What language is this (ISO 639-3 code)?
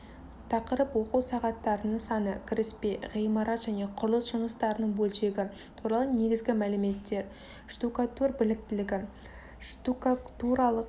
kaz